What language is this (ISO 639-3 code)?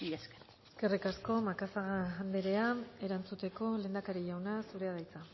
eus